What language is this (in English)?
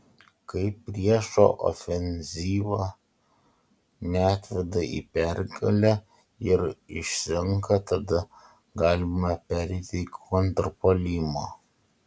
Lithuanian